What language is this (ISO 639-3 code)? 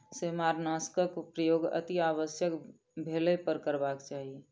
mai